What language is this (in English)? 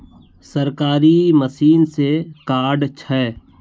Magahi